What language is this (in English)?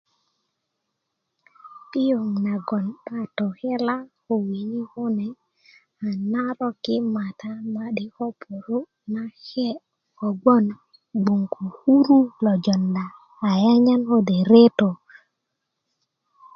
Kuku